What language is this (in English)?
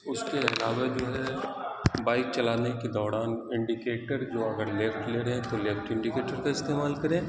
Urdu